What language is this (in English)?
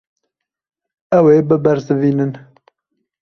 Kurdish